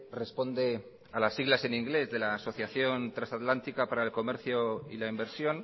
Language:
Spanish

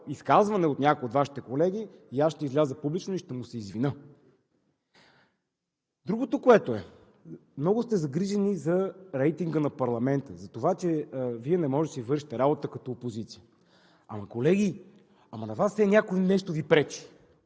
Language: Bulgarian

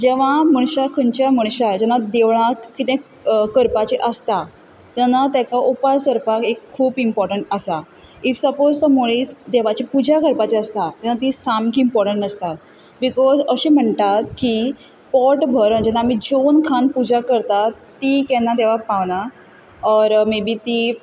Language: Konkani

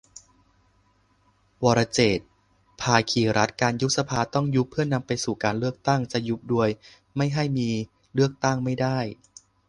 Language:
Thai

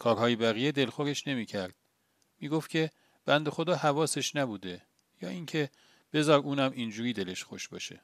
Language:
Persian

